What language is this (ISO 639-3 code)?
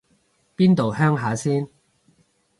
yue